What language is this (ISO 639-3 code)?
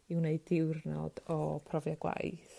cym